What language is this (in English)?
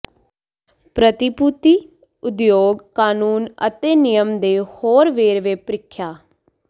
Punjabi